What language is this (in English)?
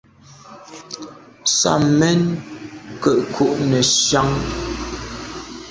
Medumba